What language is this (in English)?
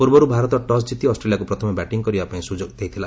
Odia